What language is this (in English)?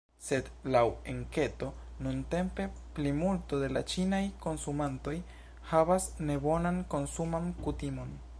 Esperanto